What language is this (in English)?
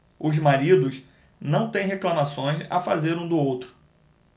Portuguese